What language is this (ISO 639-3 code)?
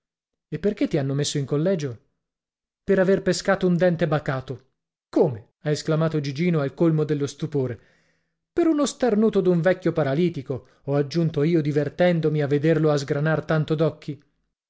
ita